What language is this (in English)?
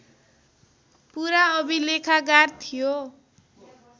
Nepali